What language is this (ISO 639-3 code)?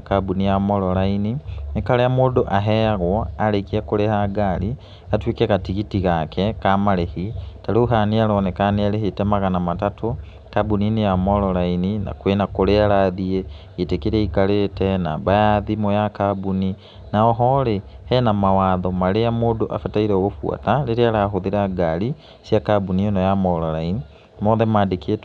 kik